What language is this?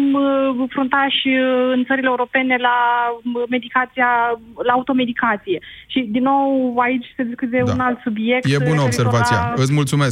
Romanian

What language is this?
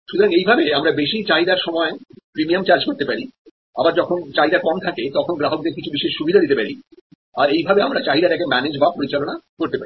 Bangla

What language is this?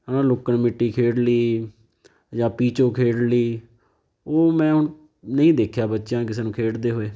Punjabi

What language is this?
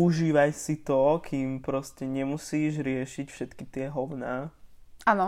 Slovak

